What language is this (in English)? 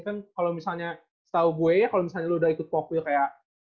Indonesian